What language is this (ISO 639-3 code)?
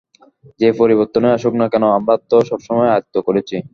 ben